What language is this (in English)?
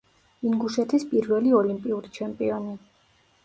Georgian